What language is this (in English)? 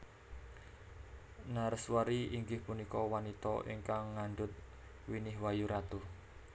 Javanese